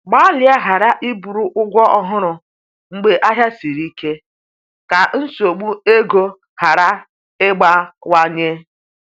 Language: Igbo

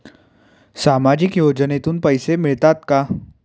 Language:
Marathi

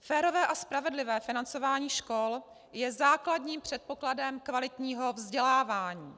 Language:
Czech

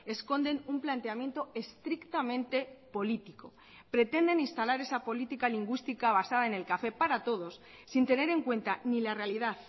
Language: Spanish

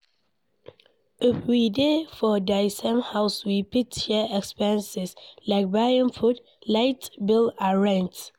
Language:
Nigerian Pidgin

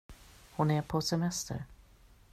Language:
Swedish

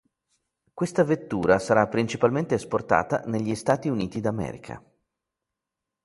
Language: Italian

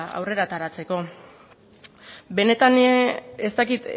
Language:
Basque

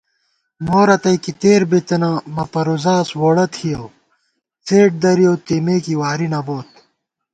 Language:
Gawar-Bati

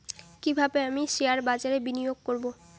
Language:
Bangla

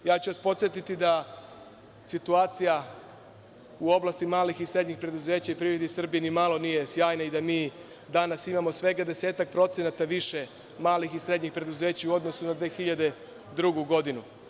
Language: Serbian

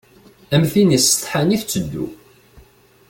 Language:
Kabyle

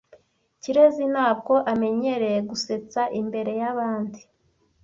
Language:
Kinyarwanda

